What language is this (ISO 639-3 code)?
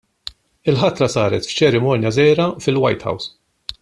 mlt